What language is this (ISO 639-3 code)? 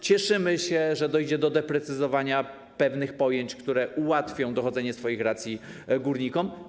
pol